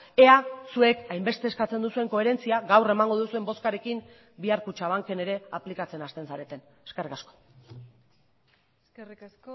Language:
Basque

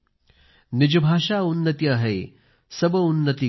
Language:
Marathi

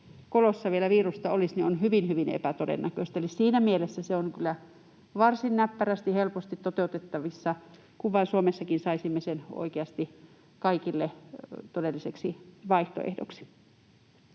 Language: Finnish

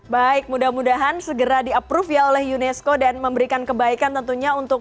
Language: Indonesian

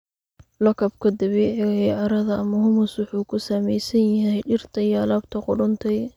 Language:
Somali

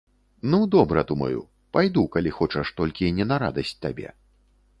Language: Belarusian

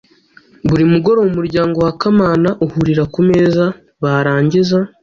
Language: Kinyarwanda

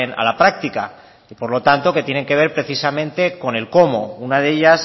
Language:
Spanish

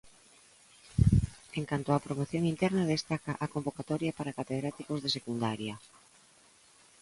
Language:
Galician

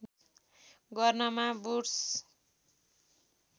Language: Nepali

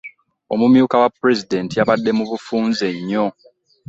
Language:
Ganda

